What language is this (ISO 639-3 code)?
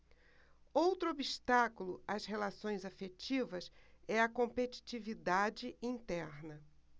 por